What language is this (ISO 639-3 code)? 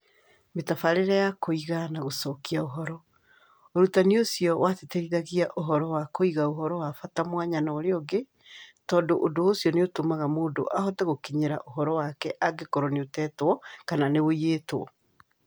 kik